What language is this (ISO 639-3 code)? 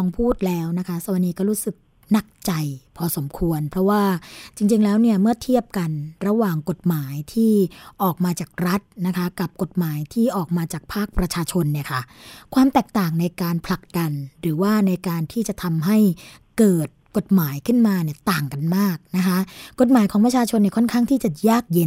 tha